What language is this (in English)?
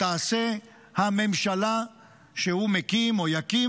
Hebrew